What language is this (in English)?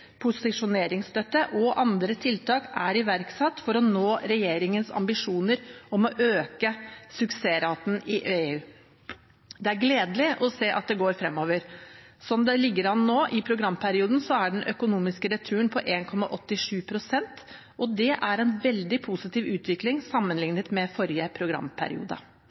Norwegian Bokmål